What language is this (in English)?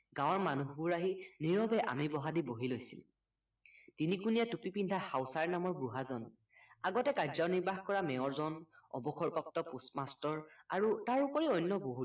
Assamese